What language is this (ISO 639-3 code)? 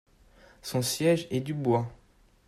fra